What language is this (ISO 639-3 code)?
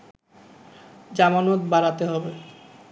ben